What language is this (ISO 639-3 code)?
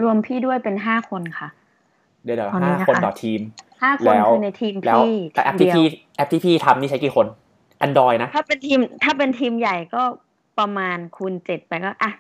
tha